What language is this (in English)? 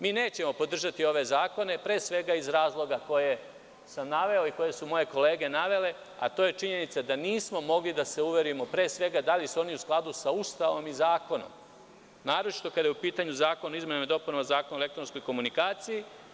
Serbian